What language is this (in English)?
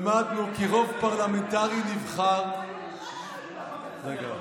Hebrew